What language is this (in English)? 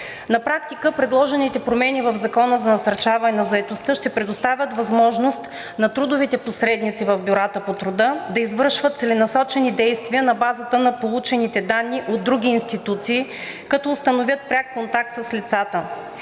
Bulgarian